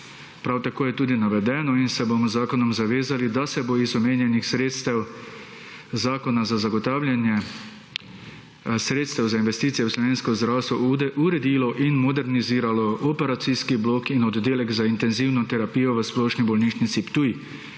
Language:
Slovenian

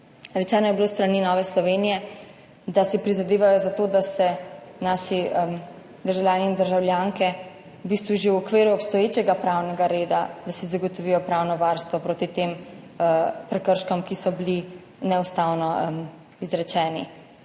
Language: Slovenian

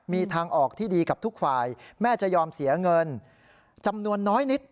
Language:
Thai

